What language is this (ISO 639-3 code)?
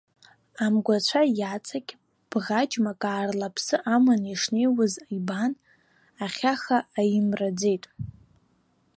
abk